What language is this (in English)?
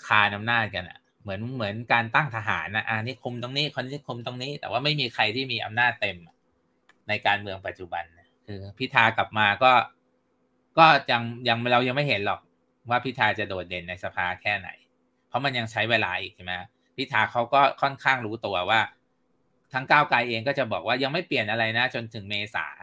Thai